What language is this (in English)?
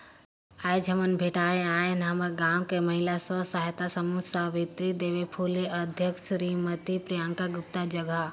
Chhattisgarhi